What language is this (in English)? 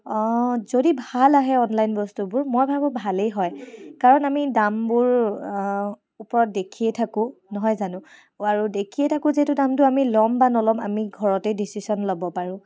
Assamese